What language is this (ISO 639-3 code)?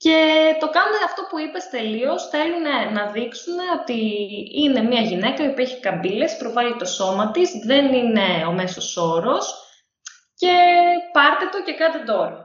ell